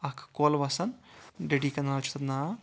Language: Kashmiri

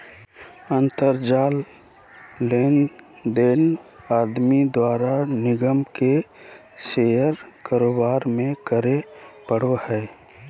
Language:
Magahi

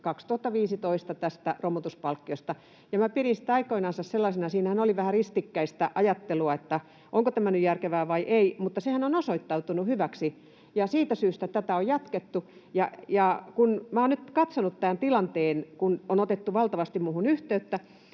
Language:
Finnish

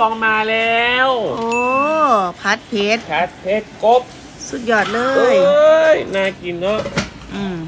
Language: Thai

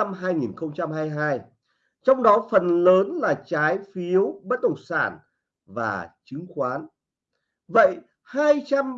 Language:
Vietnamese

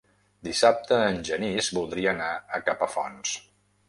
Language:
Catalan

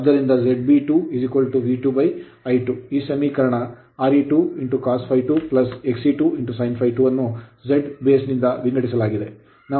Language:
Kannada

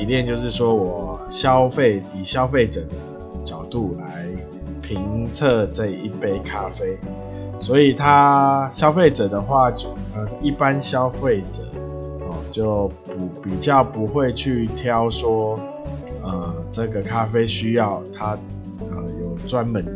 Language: Chinese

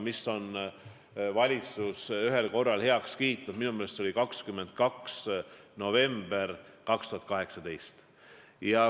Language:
Estonian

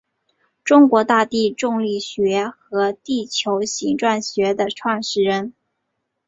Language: Chinese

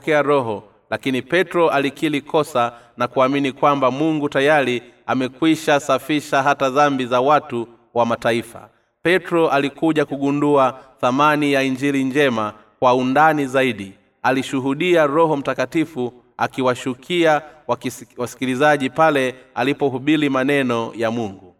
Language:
Swahili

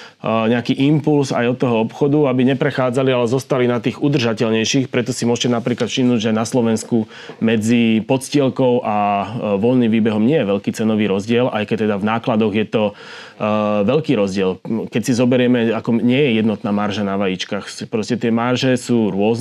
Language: Slovak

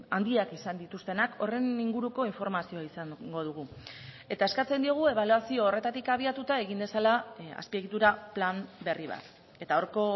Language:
Basque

